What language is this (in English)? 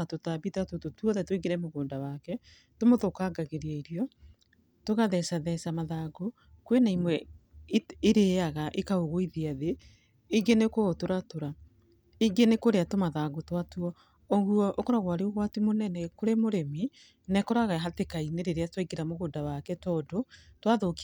Kikuyu